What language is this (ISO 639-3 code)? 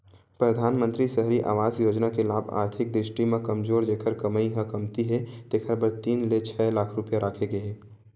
hne